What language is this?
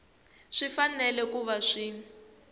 Tsonga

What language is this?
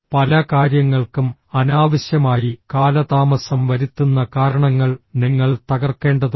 Malayalam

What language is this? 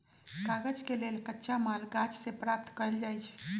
Magahi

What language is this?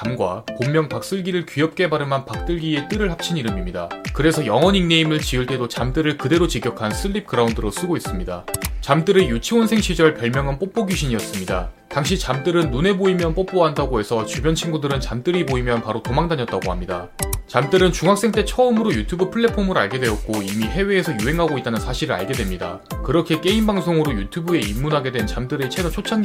Korean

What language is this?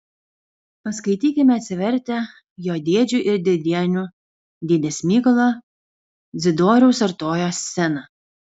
Lithuanian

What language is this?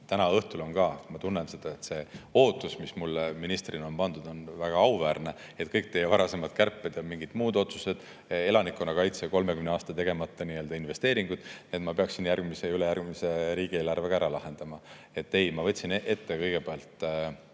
Estonian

